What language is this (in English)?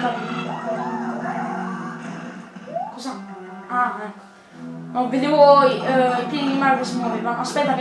Italian